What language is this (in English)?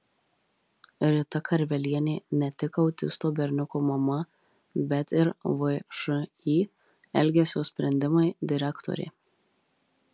Lithuanian